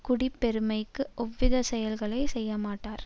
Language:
Tamil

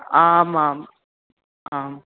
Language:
Sanskrit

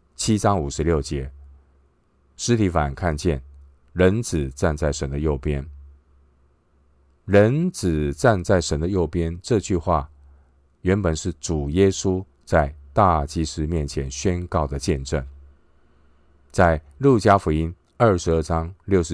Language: Chinese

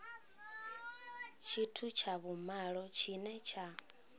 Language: Venda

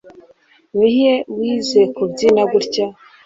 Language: Kinyarwanda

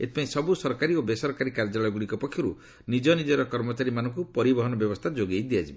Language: Odia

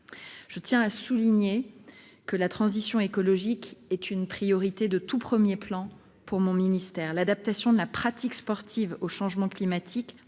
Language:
French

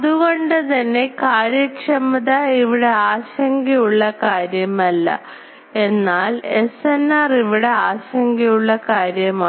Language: Malayalam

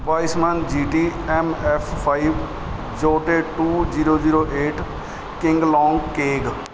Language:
Punjabi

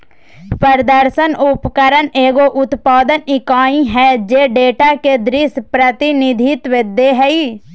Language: Magahi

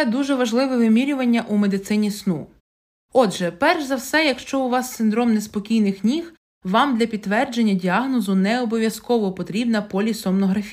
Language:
Ukrainian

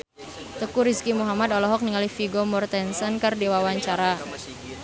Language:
Sundanese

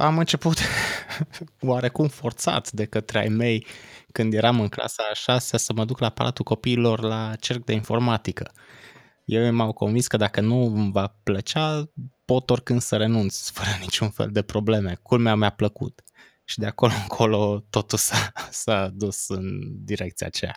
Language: Romanian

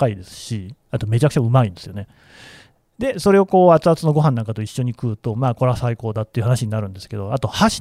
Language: Japanese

